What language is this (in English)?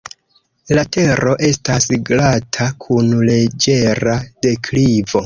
Esperanto